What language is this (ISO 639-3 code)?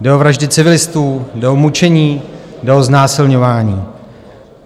ces